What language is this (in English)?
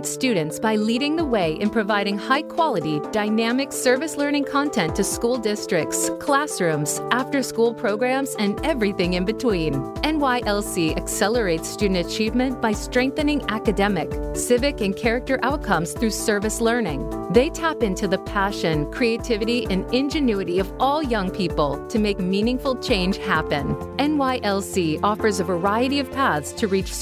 English